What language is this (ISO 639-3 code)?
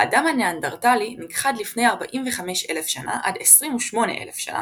heb